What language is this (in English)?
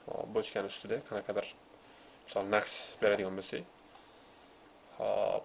Uzbek